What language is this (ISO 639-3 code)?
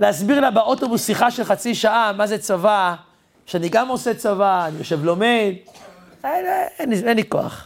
heb